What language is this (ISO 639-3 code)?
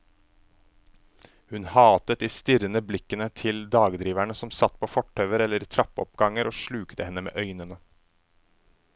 nor